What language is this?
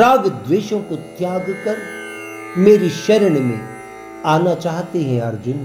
Hindi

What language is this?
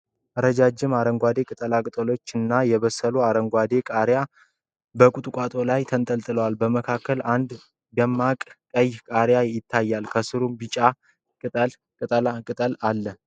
Amharic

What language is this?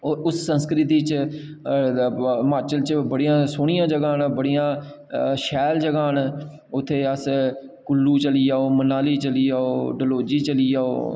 Dogri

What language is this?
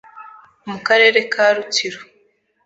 Kinyarwanda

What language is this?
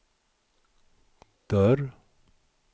Swedish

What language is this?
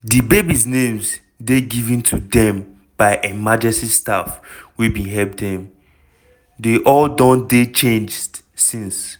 Nigerian Pidgin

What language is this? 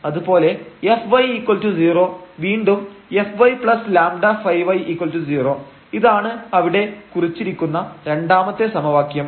Malayalam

